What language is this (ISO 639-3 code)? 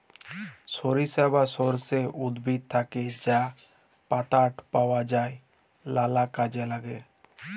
ben